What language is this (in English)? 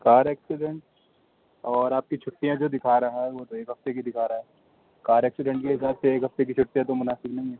Urdu